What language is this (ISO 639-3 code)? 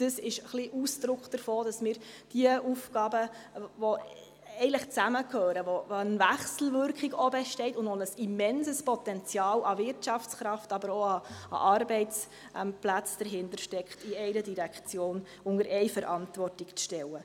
gsw